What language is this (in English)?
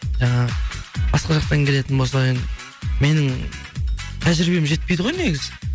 Kazakh